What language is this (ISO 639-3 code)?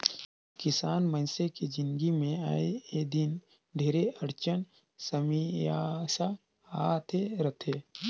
hne